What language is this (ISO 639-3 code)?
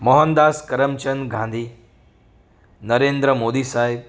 guj